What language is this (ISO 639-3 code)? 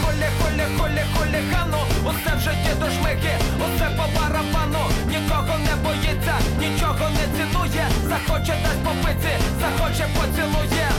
ukr